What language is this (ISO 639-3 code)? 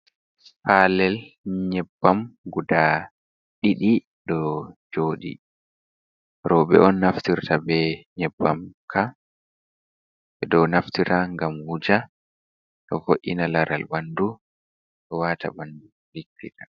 ful